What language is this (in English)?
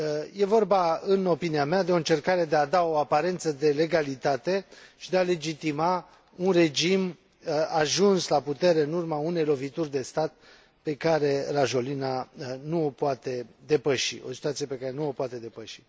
Romanian